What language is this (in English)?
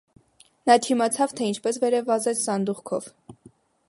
Armenian